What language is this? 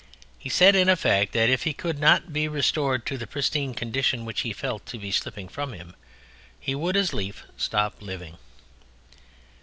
English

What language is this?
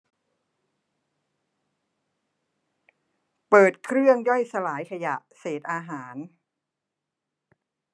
Thai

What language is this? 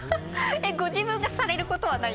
Japanese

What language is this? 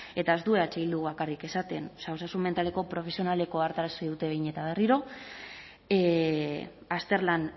Basque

